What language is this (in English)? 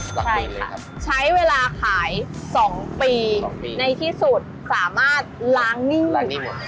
Thai